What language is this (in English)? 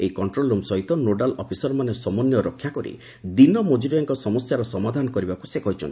Odia